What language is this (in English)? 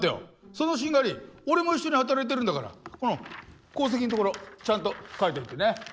Japanese